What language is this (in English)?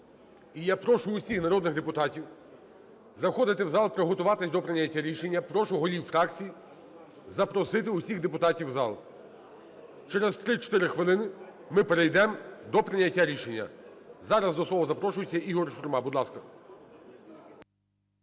Ukrainian